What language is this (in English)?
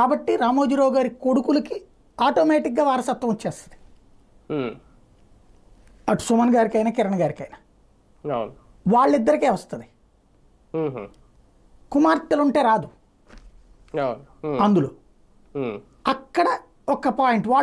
Romanian